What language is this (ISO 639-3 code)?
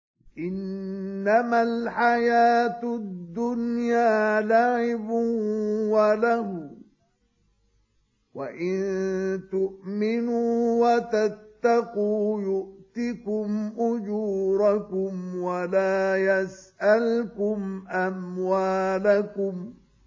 ara